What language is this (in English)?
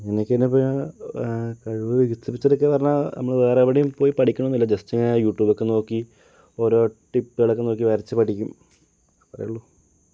Malayalam